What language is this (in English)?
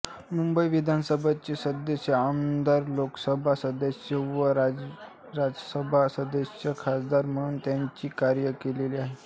Marathi